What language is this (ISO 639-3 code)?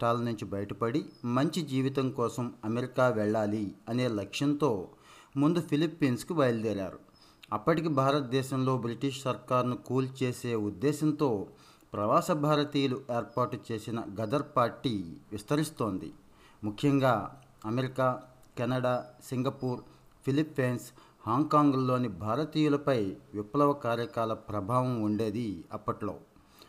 tel